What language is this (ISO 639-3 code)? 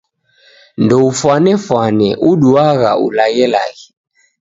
dav